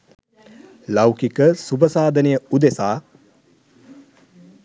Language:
Sinhala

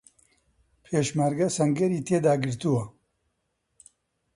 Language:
Central Kurdish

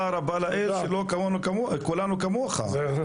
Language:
Hebrew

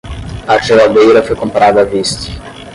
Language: Portuguese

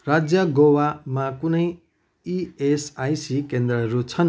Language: Nepali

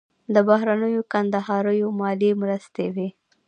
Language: Pashto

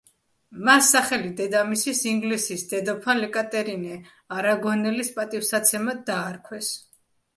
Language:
Georgian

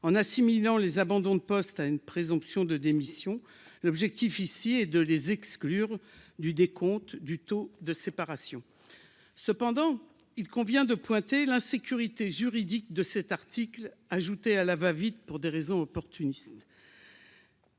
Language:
French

